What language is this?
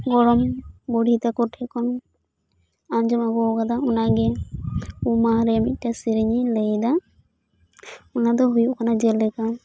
Santali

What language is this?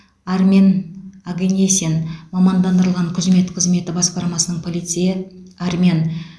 Kazakh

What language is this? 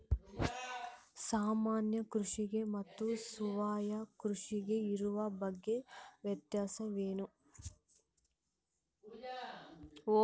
Kannada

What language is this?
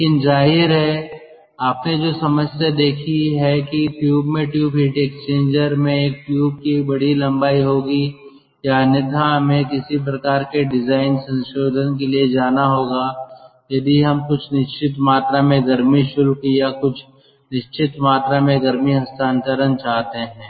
Hindi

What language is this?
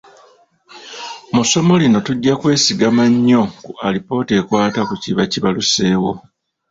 Ganda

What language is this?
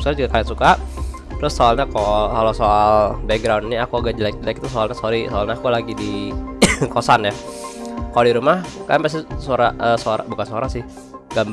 Indonesian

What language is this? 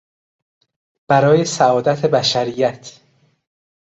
Persian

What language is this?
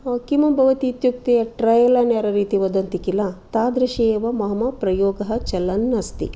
Sanskrit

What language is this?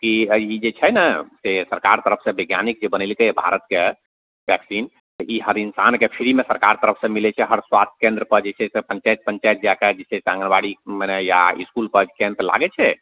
Maithili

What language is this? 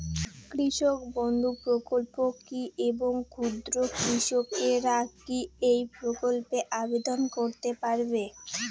Bangla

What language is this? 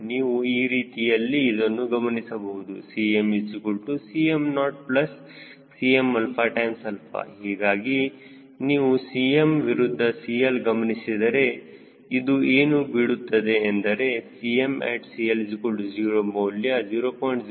Kannada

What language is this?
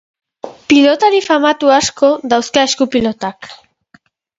Basque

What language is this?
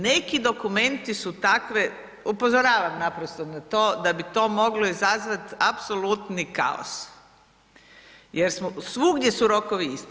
Croatian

